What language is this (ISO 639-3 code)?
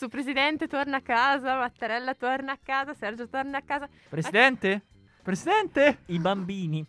ita